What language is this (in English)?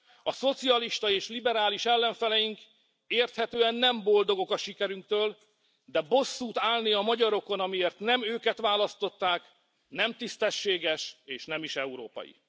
Hungarian